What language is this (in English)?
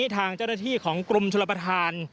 Thai